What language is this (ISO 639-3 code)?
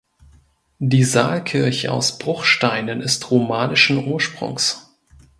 deu